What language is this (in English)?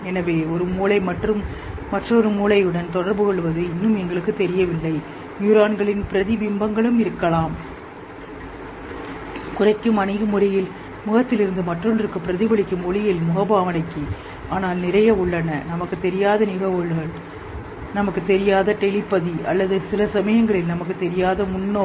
Tamil